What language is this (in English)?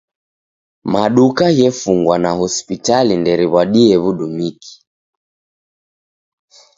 Taita